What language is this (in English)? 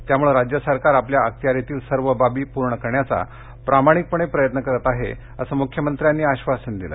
Marathi